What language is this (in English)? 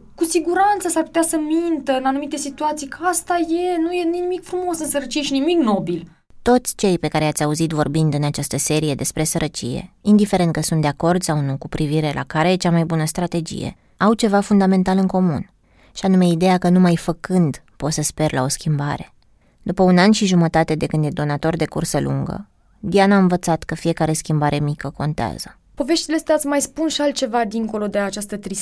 Romanian